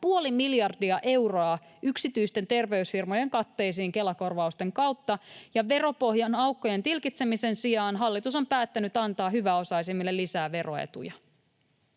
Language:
Finnish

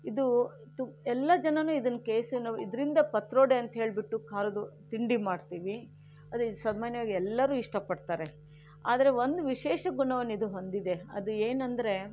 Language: Kannada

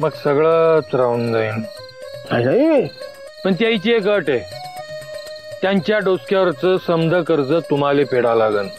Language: Hindi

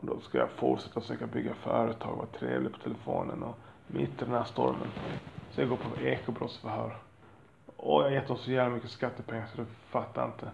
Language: Swedish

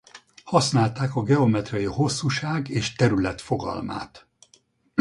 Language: Hungarian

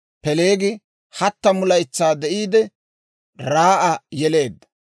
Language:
Dawro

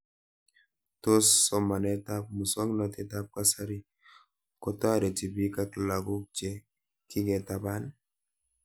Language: Kalenjin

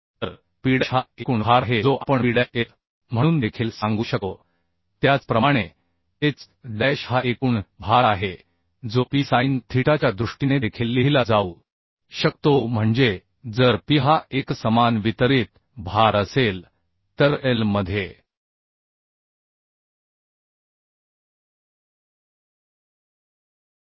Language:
Marathi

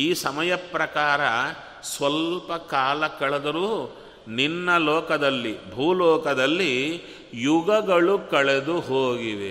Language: Kannada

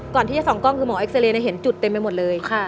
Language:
Thai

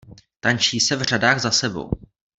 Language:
Czech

